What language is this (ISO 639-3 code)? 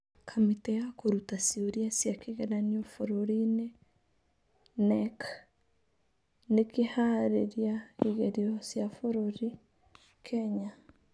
kik